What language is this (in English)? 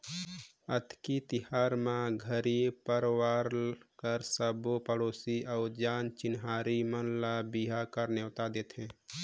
Chhattisgarhi